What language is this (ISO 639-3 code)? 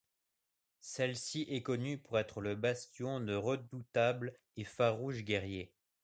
fra